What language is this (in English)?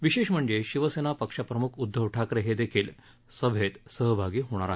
Marathi